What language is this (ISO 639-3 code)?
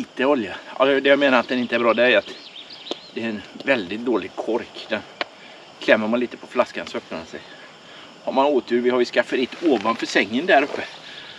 swe